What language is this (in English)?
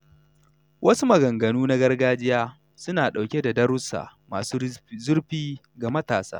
Hausa